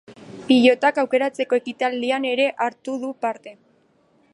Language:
Basque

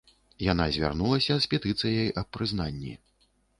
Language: Belarusian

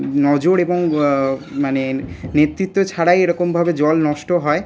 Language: Bangla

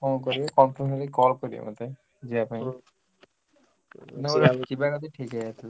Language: Odia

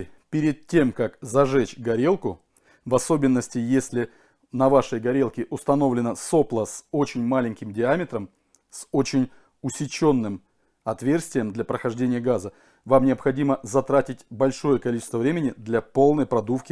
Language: Russian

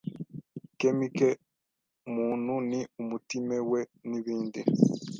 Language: Kinyarwanda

